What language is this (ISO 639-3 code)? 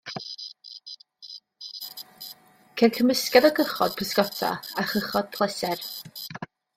cym